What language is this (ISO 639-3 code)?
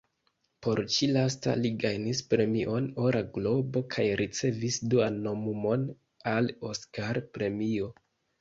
epo